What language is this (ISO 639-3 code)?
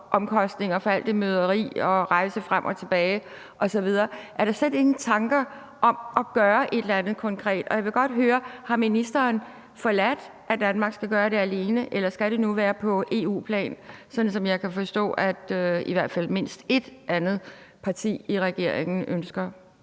dan